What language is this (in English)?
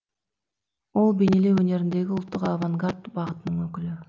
Kazakh